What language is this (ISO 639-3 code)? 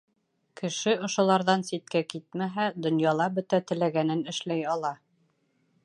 bak